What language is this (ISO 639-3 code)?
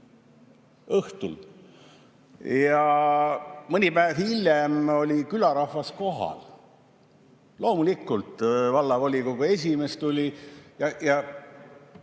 est